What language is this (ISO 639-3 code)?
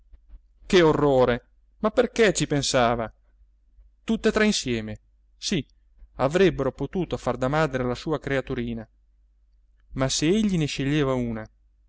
ita